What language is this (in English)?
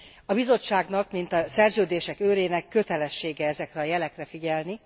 Hungarian